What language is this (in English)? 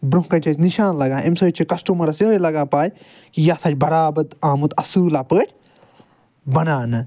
Kashmiri